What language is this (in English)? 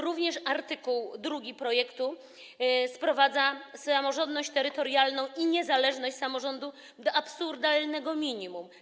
Polish